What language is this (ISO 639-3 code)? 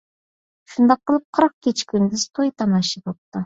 uig